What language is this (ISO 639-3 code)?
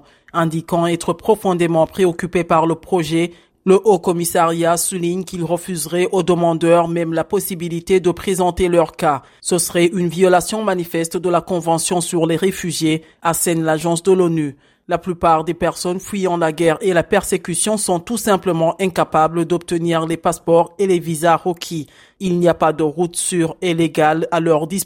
fra